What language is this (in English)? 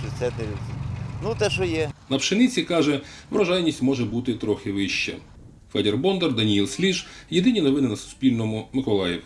Ukrainian